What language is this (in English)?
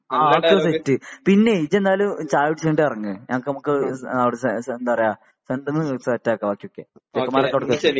Malayalam